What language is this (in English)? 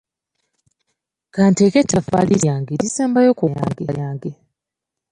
Ganda